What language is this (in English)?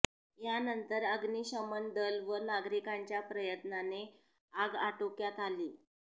Marathi